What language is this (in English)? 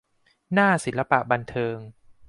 Thai